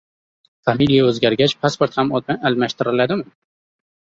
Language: Uzbek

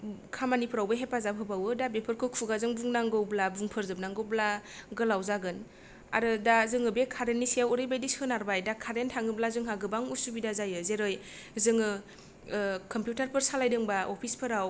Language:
Bodo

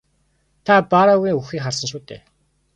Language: Mongolian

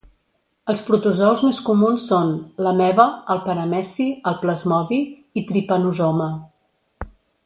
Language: Catalan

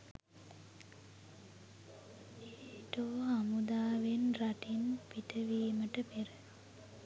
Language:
Sinhala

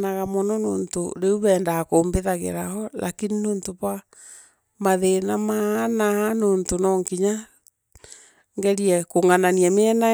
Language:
Meru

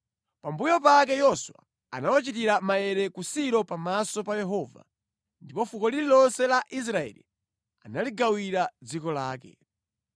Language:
Nyanja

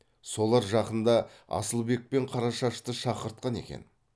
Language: Kazakh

